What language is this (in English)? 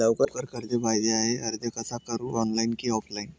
Marathi